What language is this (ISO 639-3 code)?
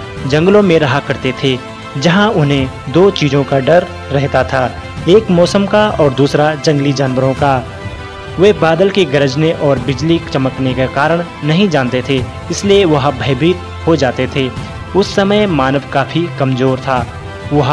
hin